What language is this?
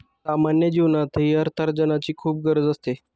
Marathi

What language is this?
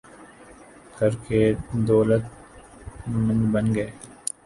Urdu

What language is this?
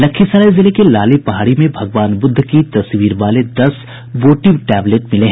Hindi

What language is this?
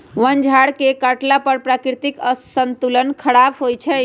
Magahi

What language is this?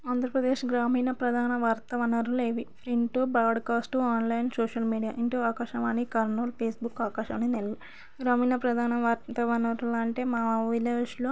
Telugu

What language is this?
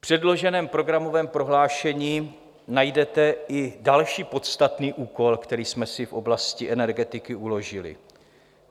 Czech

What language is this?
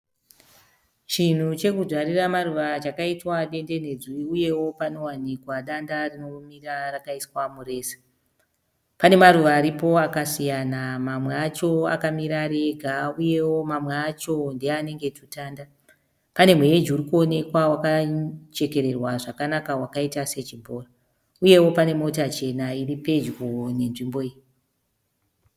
Shona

